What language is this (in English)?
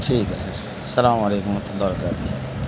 Urdu